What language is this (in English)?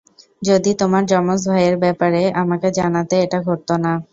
Bangla